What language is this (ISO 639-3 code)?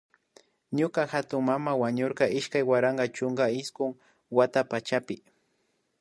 qvi